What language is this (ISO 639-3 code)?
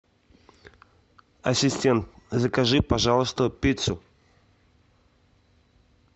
rus